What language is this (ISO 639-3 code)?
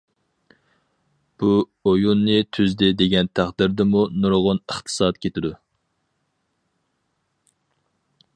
uig